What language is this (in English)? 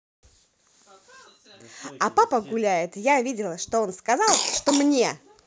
Russian